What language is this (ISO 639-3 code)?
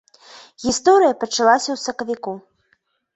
bel